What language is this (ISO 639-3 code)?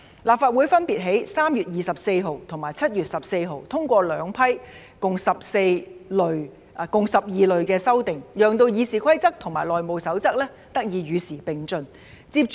yue